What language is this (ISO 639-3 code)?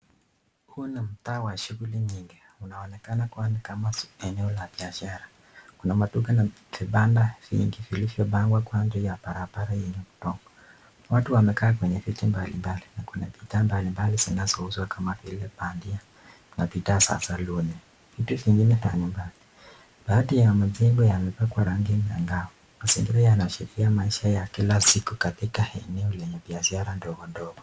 swa